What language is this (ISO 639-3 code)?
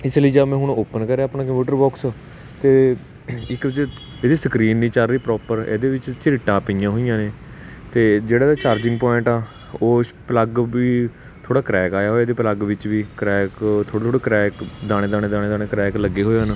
pan